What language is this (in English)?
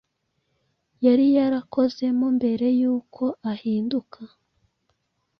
Kinyarwanda